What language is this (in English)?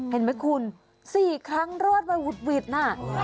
Thai